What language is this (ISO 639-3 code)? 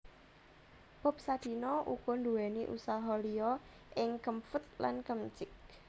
jav